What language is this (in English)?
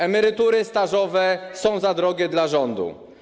Polish